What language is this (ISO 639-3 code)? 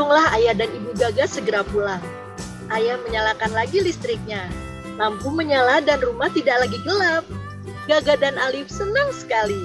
ind